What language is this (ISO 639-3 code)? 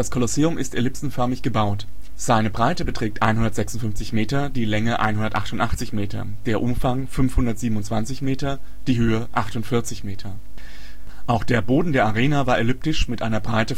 deu